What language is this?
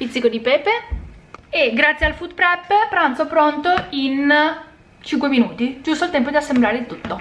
Italian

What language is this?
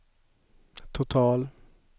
Swedish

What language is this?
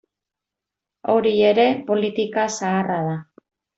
Basque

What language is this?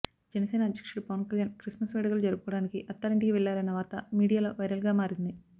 Telugu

